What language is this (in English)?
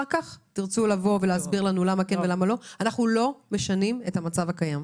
Hebrew